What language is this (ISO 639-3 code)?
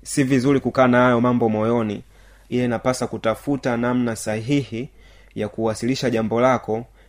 swa